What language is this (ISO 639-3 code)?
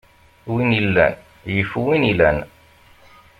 kab